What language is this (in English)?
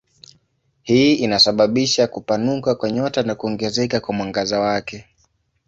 Swahili